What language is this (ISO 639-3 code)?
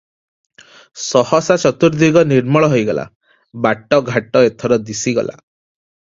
ori